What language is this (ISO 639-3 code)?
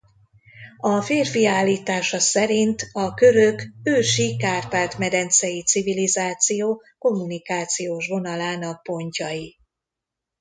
hun